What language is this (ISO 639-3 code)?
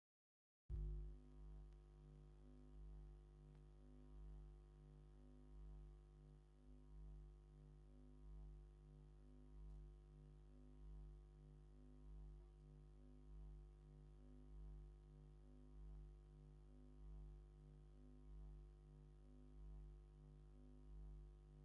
tir